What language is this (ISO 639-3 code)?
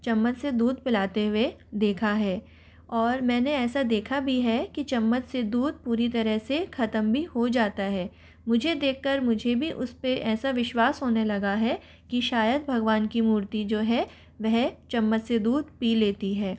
hin